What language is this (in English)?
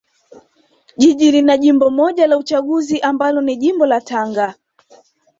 Swahili